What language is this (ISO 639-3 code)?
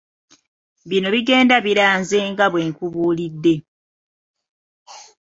lug